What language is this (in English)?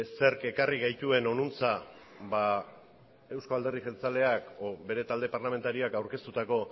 Basque